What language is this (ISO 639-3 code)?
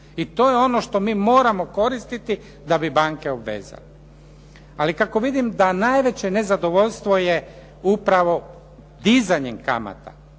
hrv